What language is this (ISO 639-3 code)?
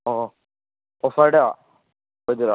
mni